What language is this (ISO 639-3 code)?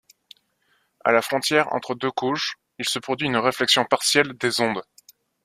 fra